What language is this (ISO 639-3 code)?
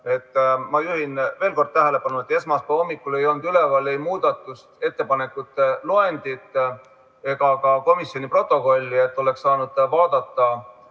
est